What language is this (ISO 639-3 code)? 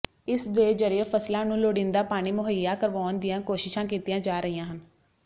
pan